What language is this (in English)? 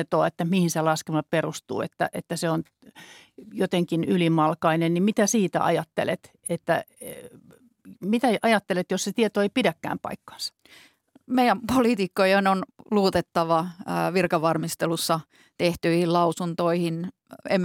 Finnish